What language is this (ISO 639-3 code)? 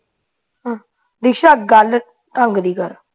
pan